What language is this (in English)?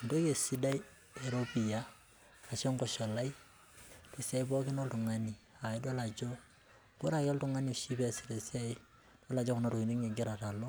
Masai